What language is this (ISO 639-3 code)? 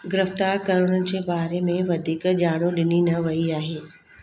snd